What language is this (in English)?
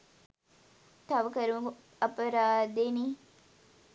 Sinhala